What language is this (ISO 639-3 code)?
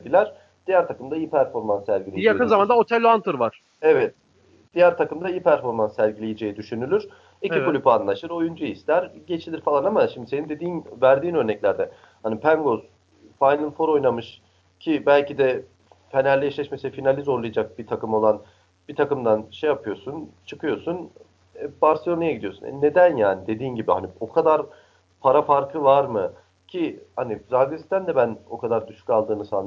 tur